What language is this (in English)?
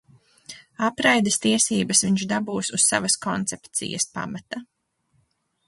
Latvian